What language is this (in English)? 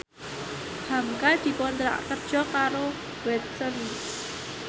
Javanese